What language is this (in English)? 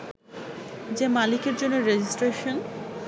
Bangla